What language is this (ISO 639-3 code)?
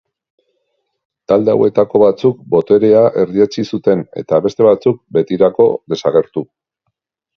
eus